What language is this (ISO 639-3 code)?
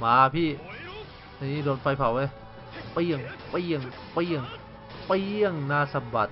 tha